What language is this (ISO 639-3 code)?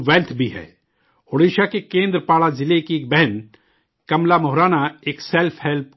urd